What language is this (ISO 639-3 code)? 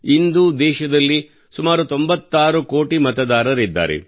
kan